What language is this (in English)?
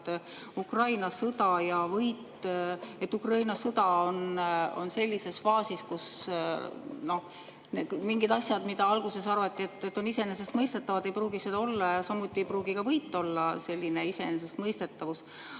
Estonian